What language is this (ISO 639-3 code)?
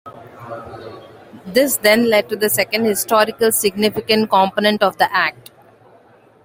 eng